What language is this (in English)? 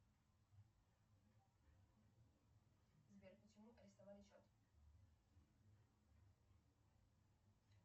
Russian